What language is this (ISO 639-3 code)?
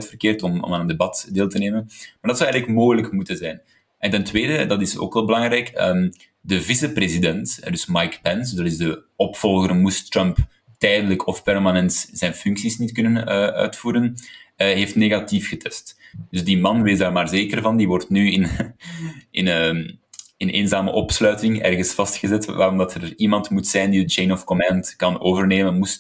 nld